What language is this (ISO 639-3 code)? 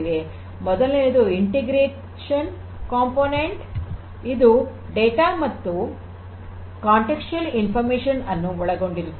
kan